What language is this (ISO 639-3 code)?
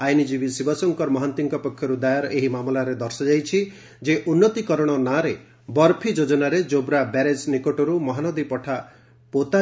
ori